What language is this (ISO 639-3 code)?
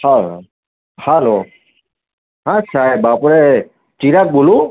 guj